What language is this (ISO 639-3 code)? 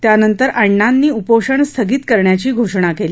mar